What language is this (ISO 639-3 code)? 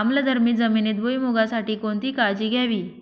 mar